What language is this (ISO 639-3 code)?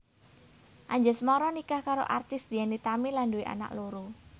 jav